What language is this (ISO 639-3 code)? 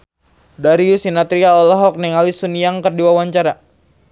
sun